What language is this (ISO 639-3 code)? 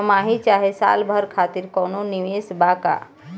bho